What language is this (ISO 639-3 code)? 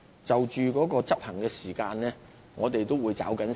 yue